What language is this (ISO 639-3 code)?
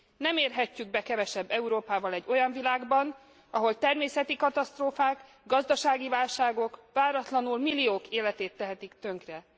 hun